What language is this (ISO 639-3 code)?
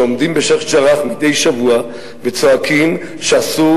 heb